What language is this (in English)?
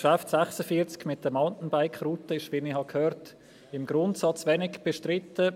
Swiss German